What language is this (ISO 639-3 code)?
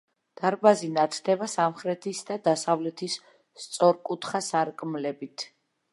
kat